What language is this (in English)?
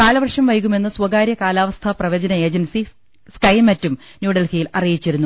Malayalam